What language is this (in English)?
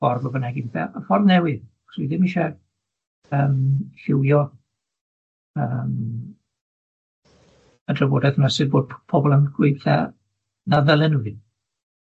Welsh